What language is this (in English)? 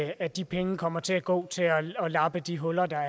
Danish